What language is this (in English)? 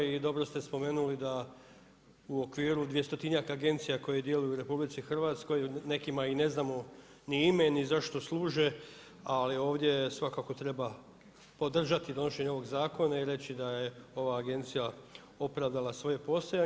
Croatian